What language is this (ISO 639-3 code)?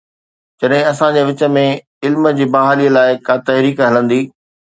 snd